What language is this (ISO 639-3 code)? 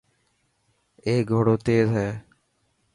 mki